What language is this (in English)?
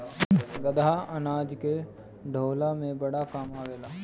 Bhojpuri